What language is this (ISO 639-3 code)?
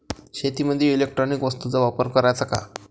mar